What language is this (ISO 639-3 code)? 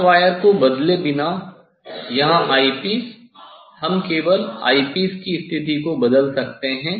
hin